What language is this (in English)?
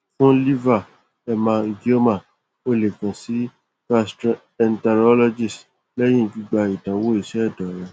Yoruba